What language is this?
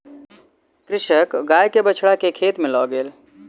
Maithili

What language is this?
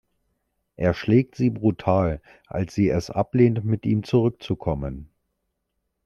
German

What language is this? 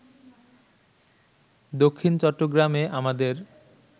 Bangla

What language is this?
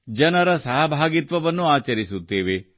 Kannada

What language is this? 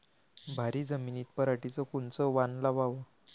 Marathi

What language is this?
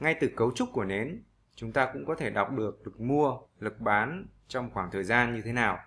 Vietnamese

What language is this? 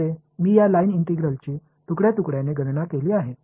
Marathi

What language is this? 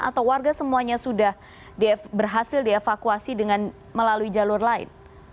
Indonesian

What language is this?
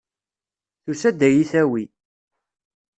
Kabyle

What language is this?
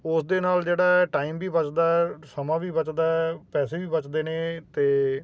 Punjabi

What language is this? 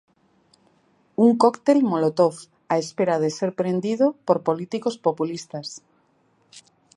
Galician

